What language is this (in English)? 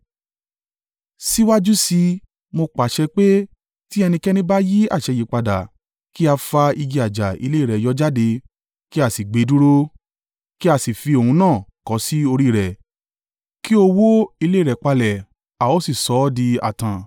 Yoruba